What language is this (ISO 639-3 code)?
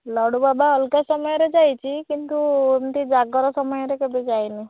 ori